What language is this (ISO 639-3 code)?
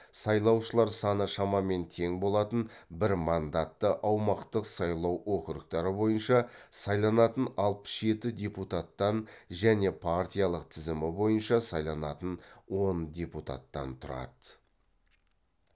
kaz